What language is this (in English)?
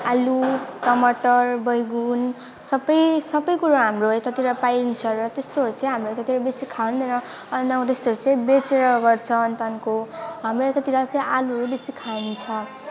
Nepali